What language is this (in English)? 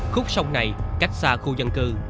Vietnamese